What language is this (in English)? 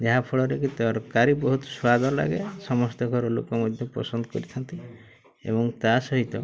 Odia